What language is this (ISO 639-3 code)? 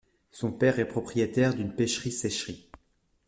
fra